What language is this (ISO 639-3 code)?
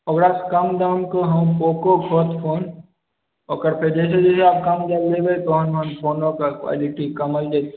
mai